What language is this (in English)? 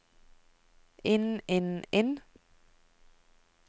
Norwegian